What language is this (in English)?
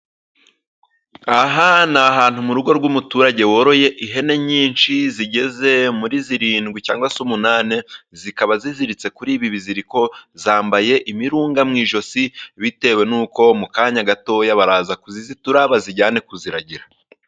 Kinyarwanda